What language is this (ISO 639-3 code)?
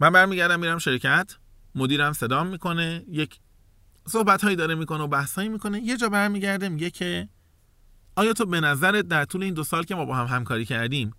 fas